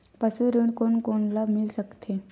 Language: Chhattisgarhi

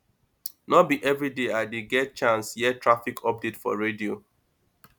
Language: Nigerian Pidgin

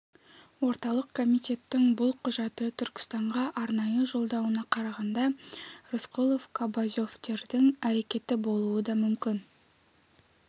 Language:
Kazakh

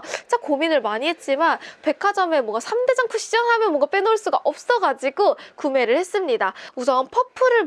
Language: Korean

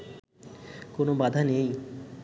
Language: Bangla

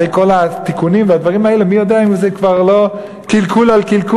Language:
Hebrew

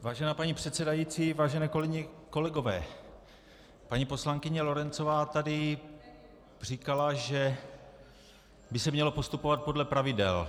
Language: Czech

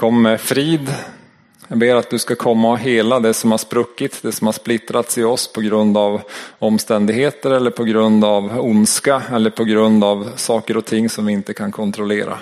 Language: Swedish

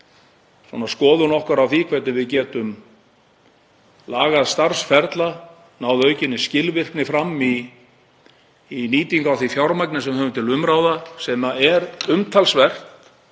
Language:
Icelandic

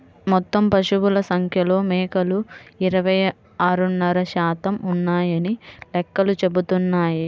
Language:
Telugu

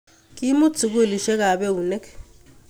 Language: Kalenjin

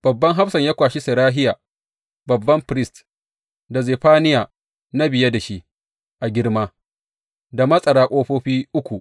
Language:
Hausa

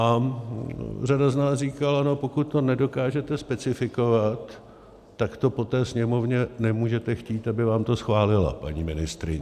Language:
Czech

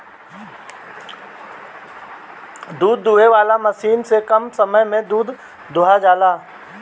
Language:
Bhojpuri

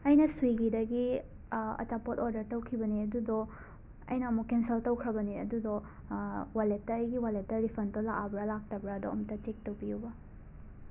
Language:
Manipuri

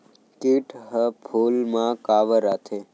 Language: Chhattisgarhi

